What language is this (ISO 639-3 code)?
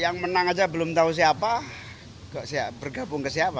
ind